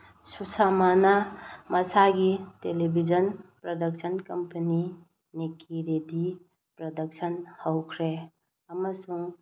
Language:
Manipuri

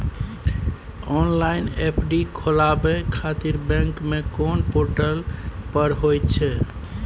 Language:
Maithili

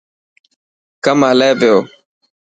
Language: Dhatki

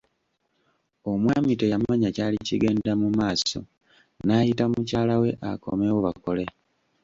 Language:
Ganda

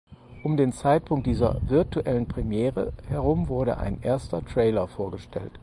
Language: German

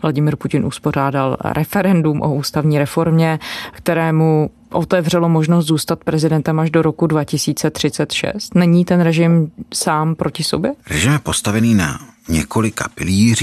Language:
Czech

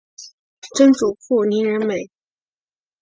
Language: Chinese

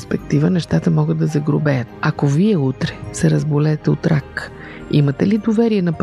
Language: Bulgarian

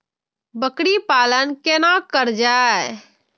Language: Maithili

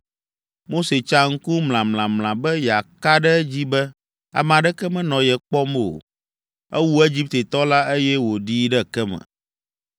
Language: Ewe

